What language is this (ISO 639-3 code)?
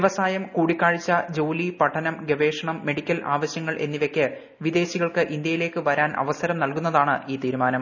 mal